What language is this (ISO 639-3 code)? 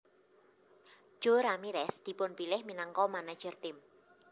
jav